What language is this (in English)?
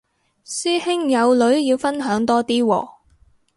Cantonese